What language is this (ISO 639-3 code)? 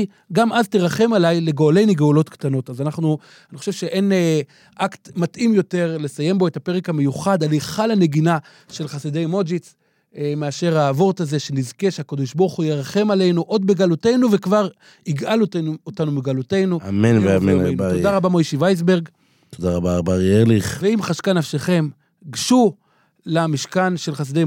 heb